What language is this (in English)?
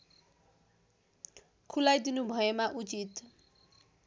Nepali